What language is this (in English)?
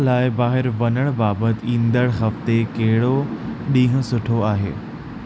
Sindhi